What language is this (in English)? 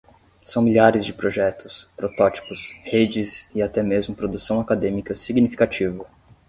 Portuguese